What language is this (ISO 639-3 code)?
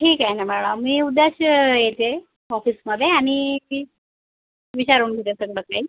mar